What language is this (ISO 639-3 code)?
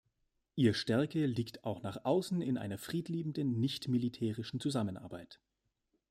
deu